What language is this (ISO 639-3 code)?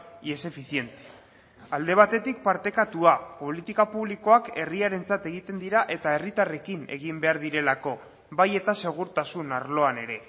eus